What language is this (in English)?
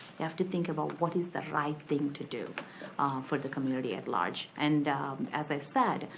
English